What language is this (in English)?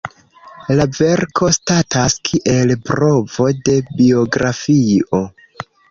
Esperanto